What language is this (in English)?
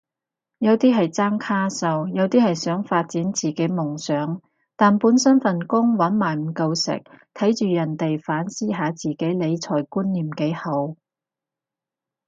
Cantonese